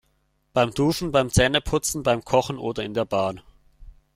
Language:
German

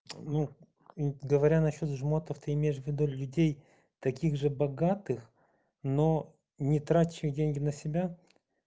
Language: Russian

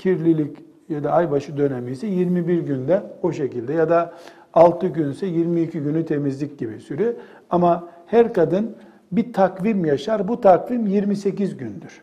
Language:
Turkish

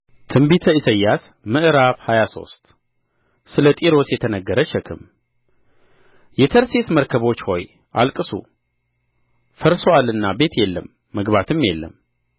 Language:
Amharic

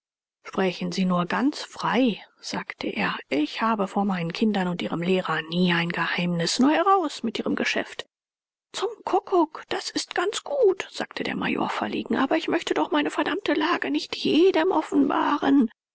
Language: German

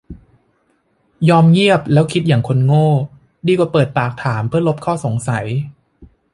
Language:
Thai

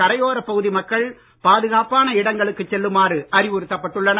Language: Tamil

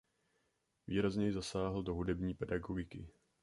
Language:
Czech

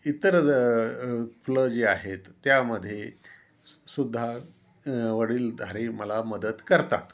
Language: Marathi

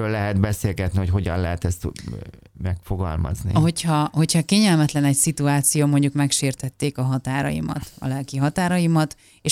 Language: Hungarian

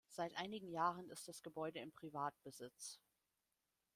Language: German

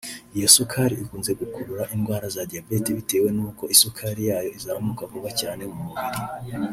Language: Kinyarwanda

